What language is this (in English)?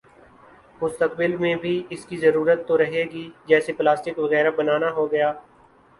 Urdu